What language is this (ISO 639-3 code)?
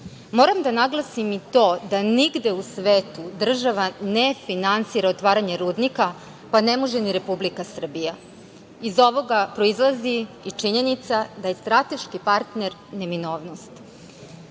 srp